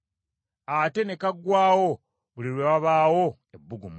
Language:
Ganda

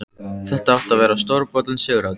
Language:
Icelandic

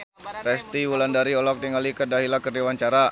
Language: Sundanese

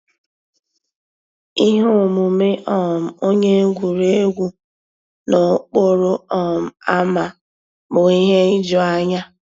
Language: Igbo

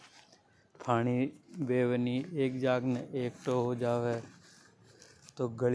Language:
Hadothi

